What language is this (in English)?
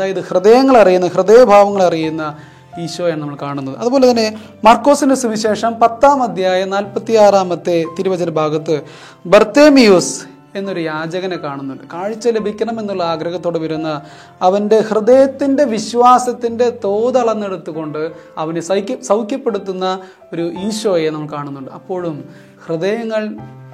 Malayalam